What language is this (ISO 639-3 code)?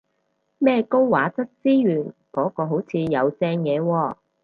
yue